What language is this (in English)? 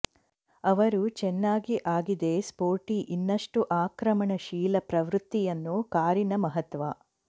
Kannada